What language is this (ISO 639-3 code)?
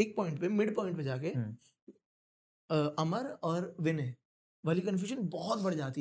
hin